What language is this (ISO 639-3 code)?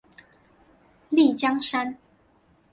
zho